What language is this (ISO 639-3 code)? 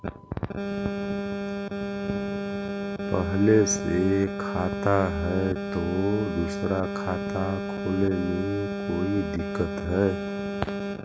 mag